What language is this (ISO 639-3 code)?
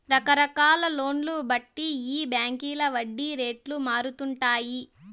tel